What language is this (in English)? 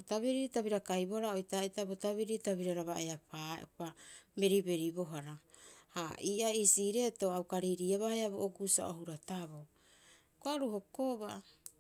Rapoisi